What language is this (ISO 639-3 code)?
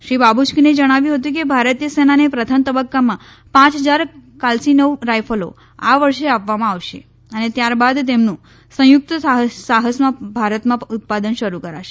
guj